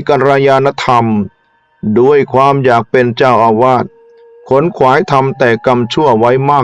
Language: Thai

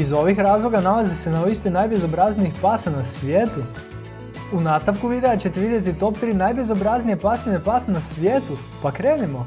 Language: Croatian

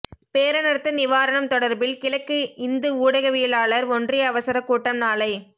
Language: Tamil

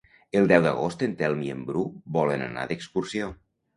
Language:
Catalan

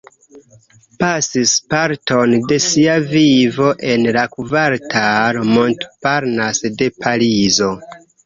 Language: Esperanto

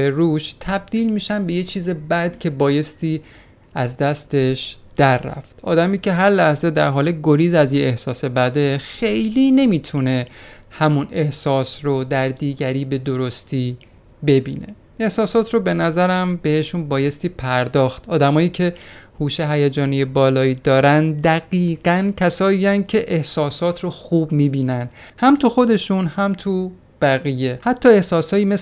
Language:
Persian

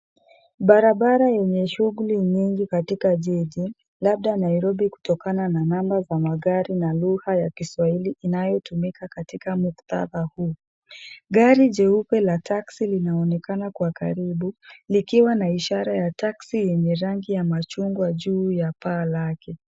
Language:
Swahili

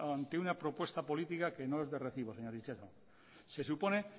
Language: Spanish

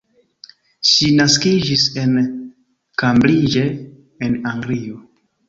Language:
Esperanto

